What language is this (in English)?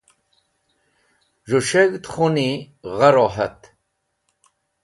Wakhi